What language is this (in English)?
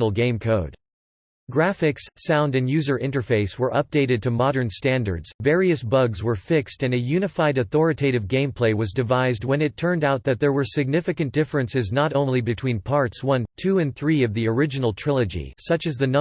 English